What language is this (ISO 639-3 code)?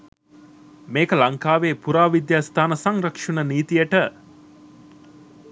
sin